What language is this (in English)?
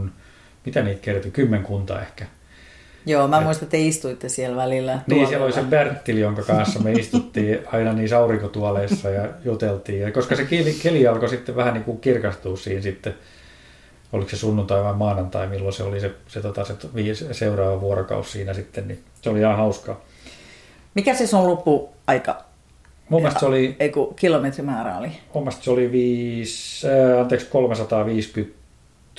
Finnish